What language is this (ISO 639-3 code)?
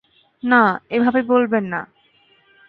ben